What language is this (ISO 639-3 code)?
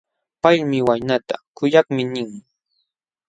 qxw